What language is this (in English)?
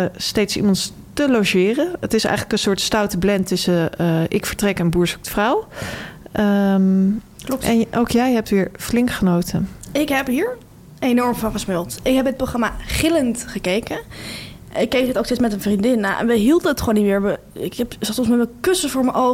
Dutch